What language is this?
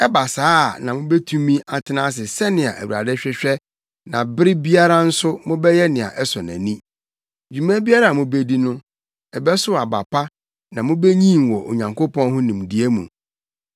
Akan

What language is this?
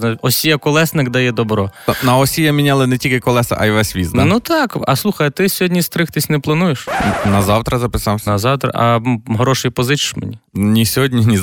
Ukrainian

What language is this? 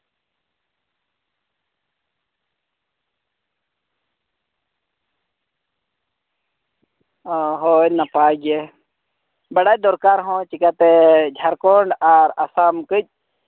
Santali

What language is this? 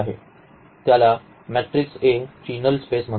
Marathi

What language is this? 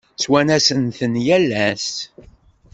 Kabyle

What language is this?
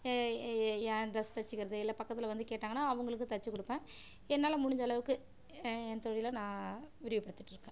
Tamil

